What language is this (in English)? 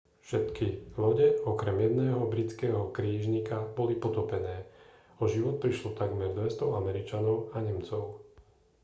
Slovak